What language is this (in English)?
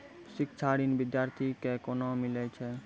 Maithili